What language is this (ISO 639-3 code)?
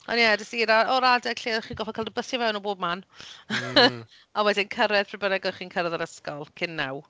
cym